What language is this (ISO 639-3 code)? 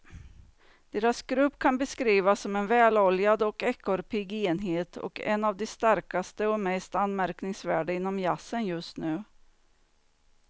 swe